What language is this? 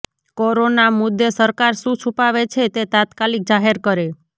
Gujarati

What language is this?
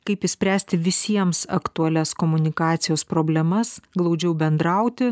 Lithuanian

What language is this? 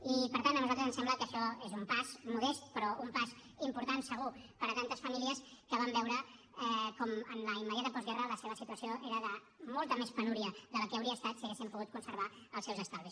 Catalan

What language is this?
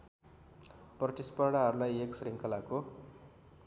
Nepali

